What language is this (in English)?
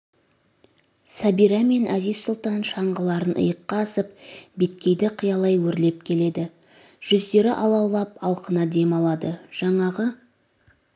Kazakh